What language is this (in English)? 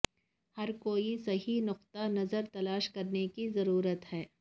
Urdu